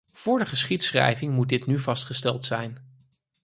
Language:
Dutch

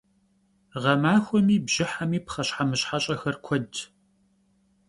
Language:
Kabardian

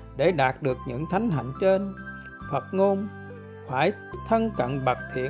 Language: Vietnamese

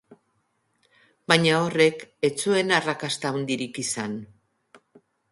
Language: Basque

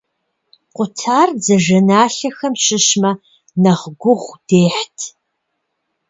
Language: Kabardian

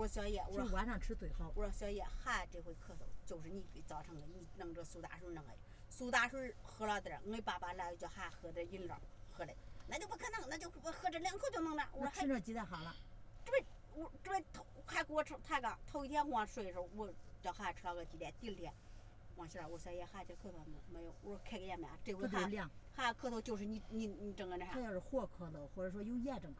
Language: Chinese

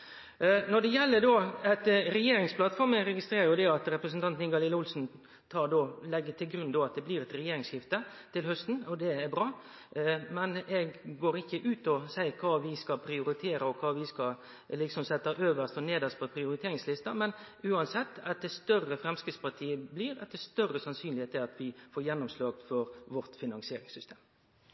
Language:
Norwegian Nynorsk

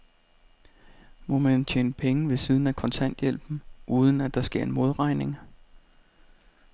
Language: Danish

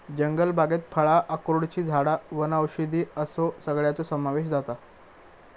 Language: Marathi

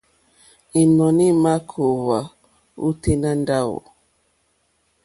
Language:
Mokpwe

